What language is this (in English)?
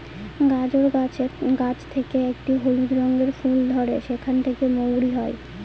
Bangla